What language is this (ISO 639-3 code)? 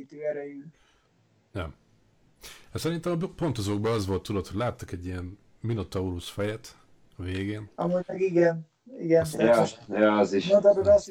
hun